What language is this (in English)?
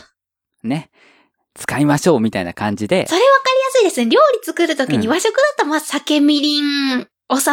Japanese